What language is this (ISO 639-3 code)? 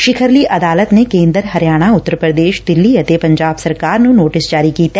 pan